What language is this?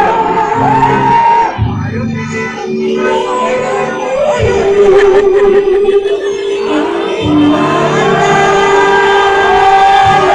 Indonesian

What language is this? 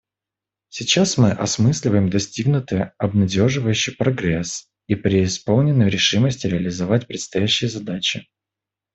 Russian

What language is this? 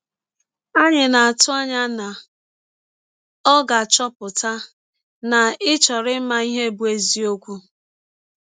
Igbo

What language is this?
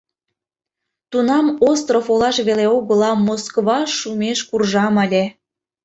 Mari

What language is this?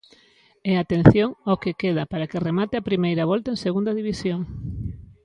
Galician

